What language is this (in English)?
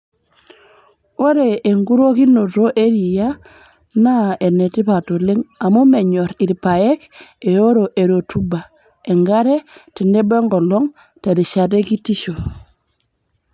Masai